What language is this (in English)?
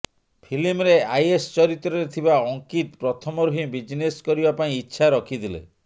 Odia